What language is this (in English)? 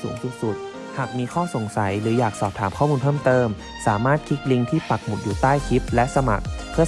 Thai